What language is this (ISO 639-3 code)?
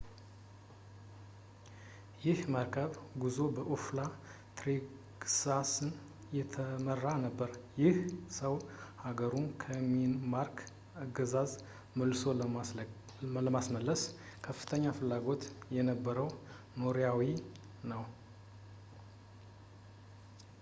amh